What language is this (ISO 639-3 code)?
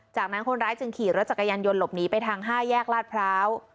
tha